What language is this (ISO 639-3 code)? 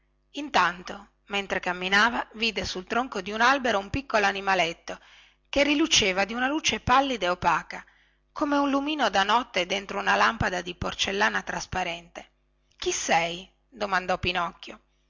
ita